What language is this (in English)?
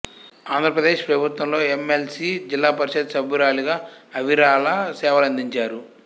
Telugu